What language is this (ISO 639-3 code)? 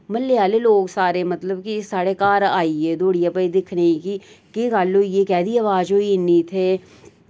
doi